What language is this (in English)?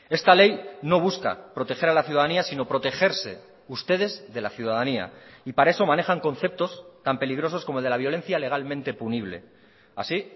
Spanish